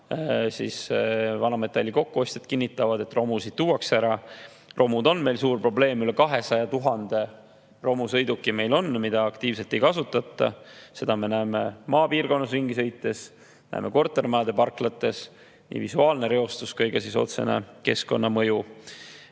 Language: Estonian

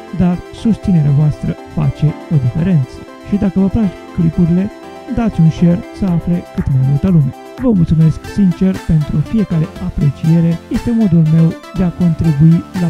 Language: Romanian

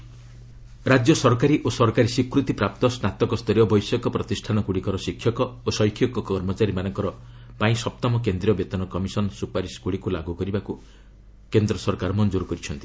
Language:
Odia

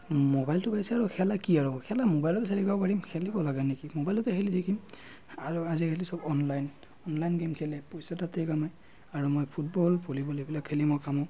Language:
Assamese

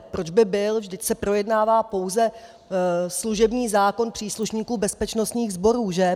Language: Czech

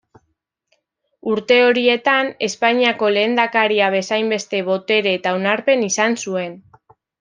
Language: Basque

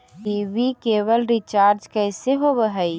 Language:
Magahi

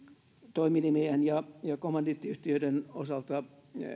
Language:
Finnish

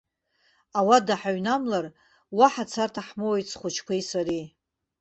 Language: Abkhazian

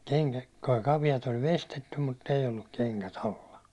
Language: Finnish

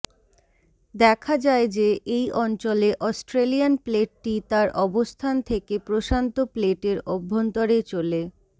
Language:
Bangla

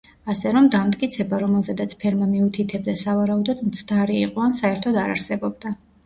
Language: Georgian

